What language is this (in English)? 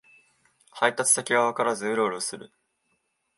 Japanese